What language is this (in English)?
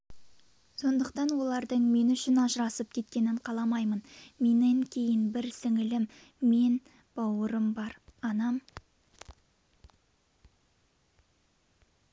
Kazakh